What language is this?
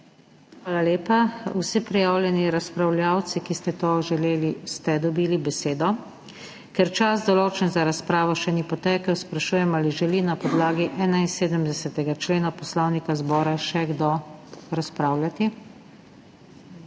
Slovenian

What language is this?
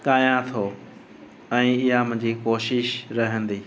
Sindhi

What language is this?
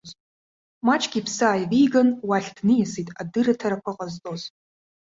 Abkhazian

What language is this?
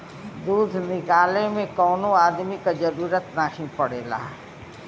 Bhojpuri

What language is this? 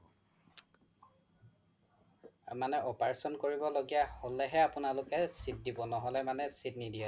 Assamese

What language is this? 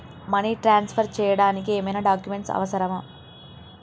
Telugu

